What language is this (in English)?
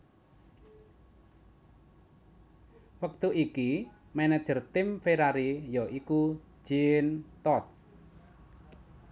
Javanese